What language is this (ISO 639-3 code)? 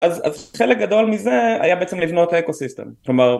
heb